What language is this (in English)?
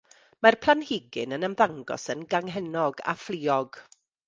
Welsh